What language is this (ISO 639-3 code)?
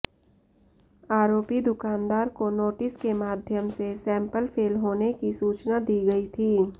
hin